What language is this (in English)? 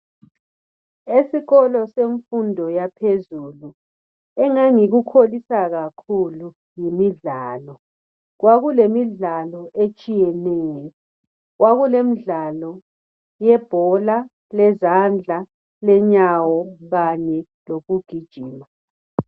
North Ndebele